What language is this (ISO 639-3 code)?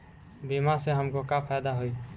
bho